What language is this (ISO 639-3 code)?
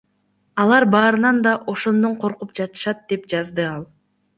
kir